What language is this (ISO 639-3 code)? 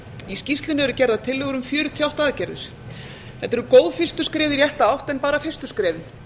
isl